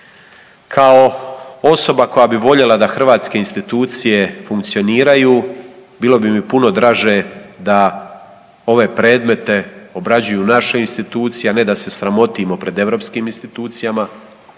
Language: Croatian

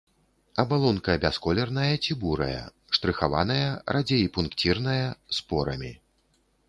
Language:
Belarusian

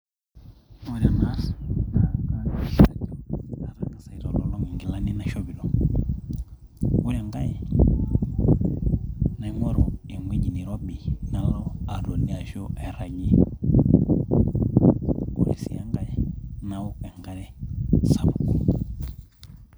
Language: Masai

